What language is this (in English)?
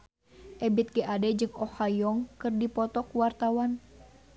Sundanese